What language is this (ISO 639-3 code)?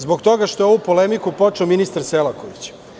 srp